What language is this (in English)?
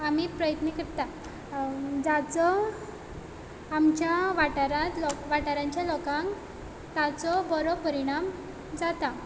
Konkani